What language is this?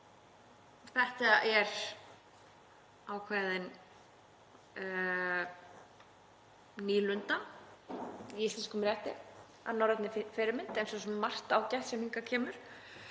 Icelandic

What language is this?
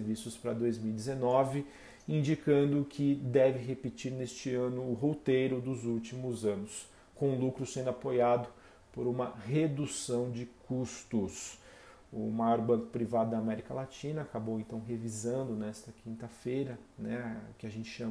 Portuguese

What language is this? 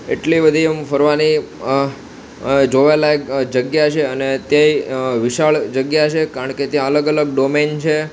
Gujarati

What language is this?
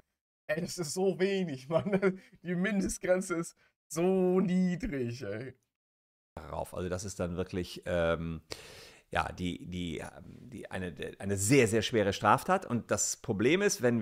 German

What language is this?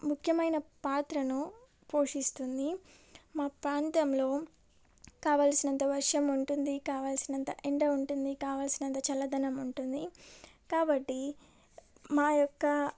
Telugu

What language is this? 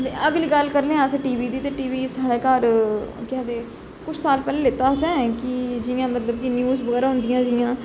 Dogri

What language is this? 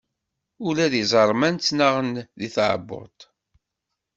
Kabyle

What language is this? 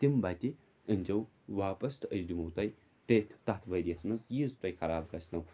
Kashmiri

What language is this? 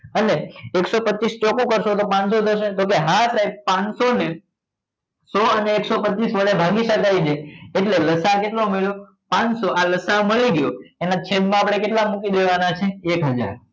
Gujarati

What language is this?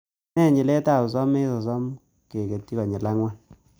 Kalenjin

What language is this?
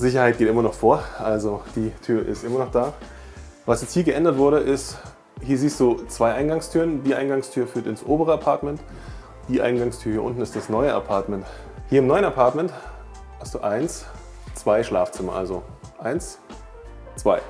German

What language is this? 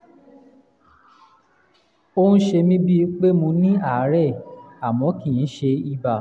Yoruba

